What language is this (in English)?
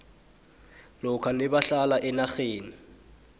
South Ndebele